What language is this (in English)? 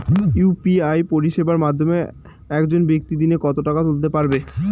Bangla